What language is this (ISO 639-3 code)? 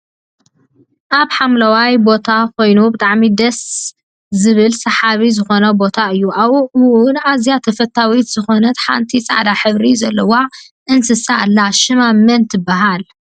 tir